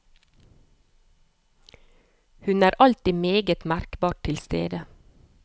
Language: Norwegian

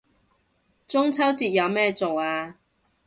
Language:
Cantonese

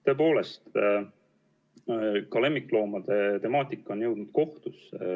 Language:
Estonian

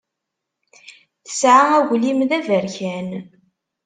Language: Kabyle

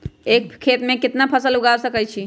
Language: Magahi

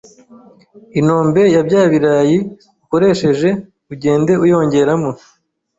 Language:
Kinyarwanda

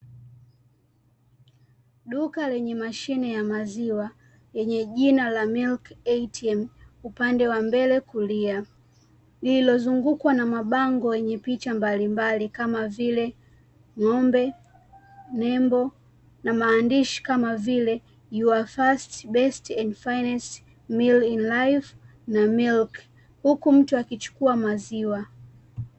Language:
Swahili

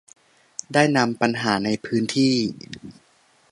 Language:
Thai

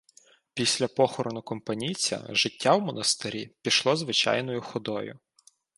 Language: Ukrainian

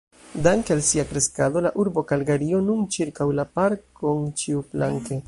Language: Esperanto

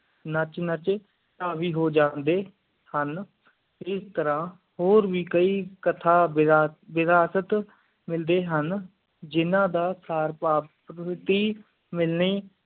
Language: Punjabi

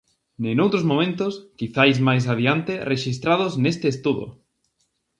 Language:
Galician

